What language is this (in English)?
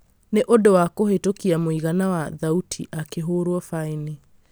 Kikuyu